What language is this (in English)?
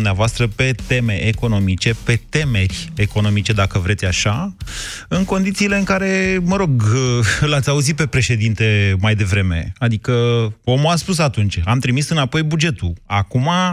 Romanian